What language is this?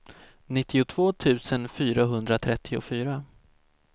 Swedish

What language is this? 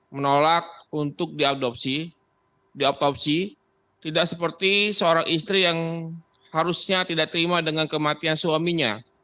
Indonesian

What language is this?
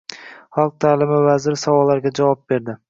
Uzbek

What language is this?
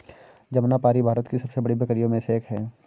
Hindi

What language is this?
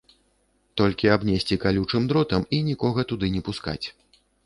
Belarusian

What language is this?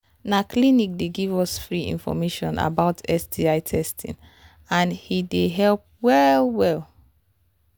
Nigerian Pidgin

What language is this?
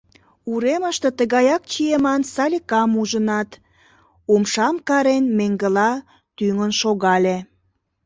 Mari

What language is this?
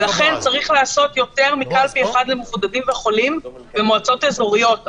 Hebrew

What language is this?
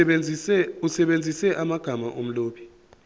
Zulu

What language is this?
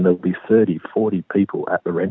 Indonesian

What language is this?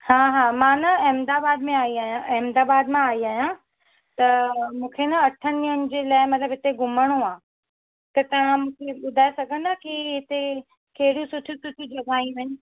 Sindhi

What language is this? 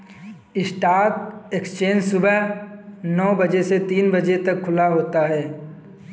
Hindi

